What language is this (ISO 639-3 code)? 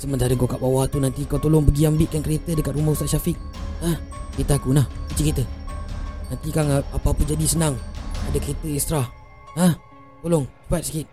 msa